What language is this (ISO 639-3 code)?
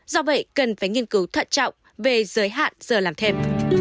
vie